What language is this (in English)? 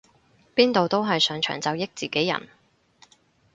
Cantonese